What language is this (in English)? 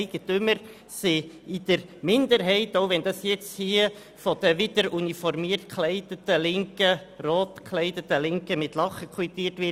Swiss German